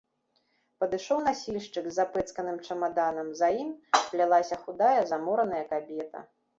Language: Belarusian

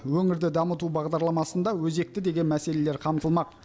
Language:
Kazakh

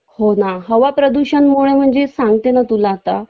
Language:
Marathi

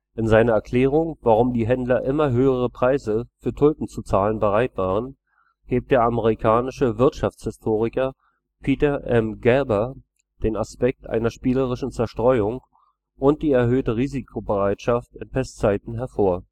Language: German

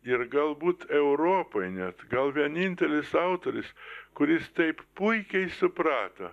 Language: Lithuanian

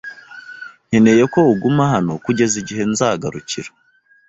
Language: Kinyarwanda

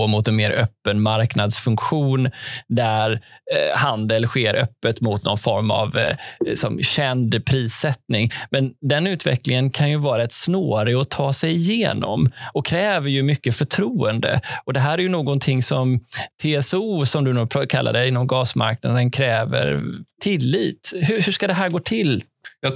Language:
Swedish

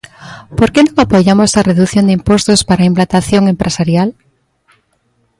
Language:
Galician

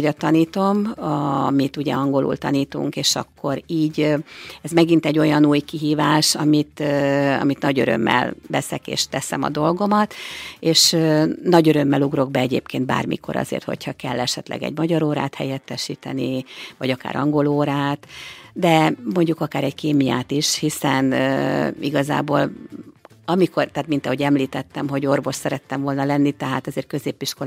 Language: Hungarian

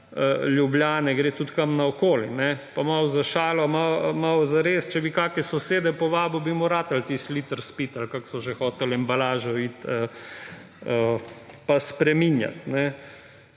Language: Slovenian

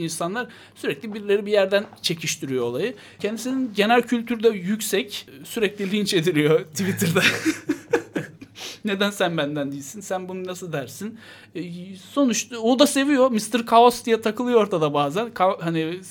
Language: Turkish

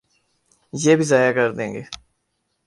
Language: Urdu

